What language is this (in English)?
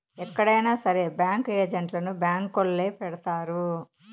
Telugu